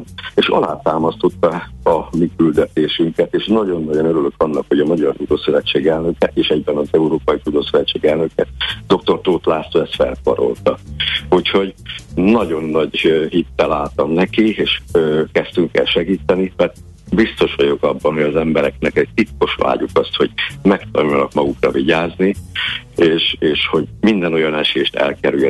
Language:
Hungarian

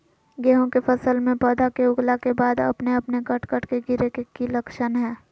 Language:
Magahi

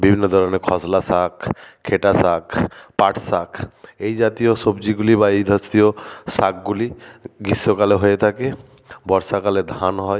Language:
Bangla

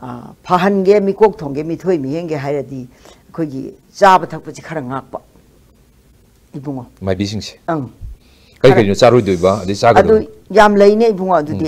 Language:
Korean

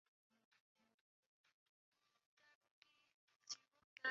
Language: Chinese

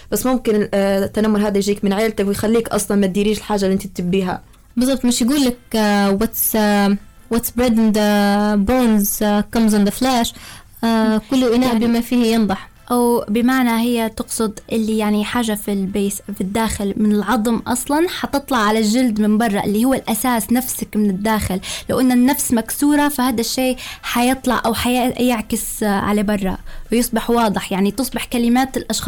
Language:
Arabic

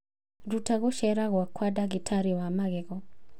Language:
Kikuyu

